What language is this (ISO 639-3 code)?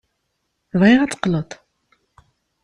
kab